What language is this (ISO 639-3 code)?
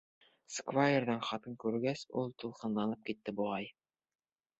bak